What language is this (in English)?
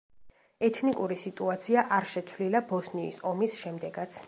Georgian